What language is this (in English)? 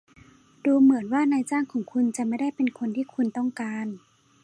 Thai